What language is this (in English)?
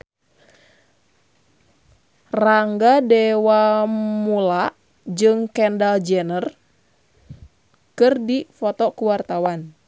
Sundanese